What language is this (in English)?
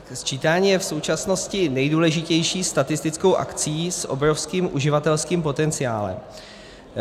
Czech